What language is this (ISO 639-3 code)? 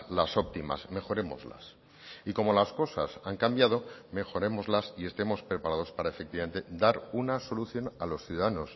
spa